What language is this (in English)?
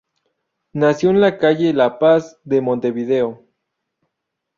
Spanish